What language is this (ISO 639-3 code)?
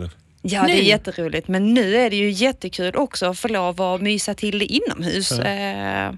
swe